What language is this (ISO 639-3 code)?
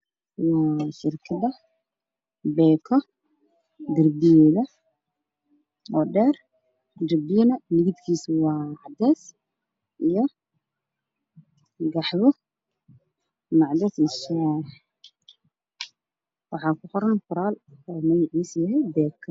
som